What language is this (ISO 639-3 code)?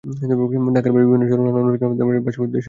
ben